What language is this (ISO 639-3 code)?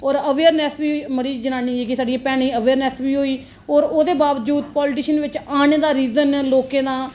doi